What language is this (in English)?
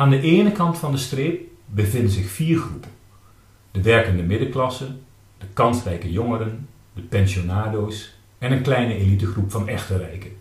Dutch